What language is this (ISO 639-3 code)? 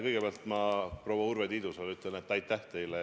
est